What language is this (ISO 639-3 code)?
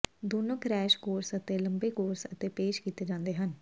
pan